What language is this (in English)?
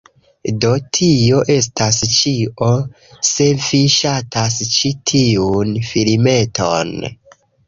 Esperanto